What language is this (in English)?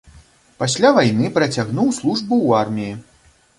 Belarusian